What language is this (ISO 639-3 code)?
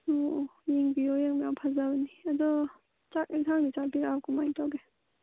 mni